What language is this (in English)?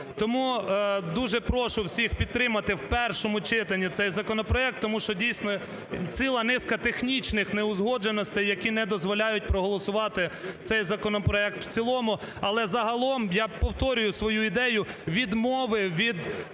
Ukrainian